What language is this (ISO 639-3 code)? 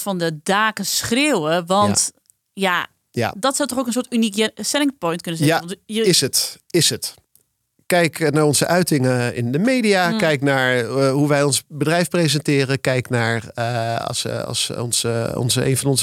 nld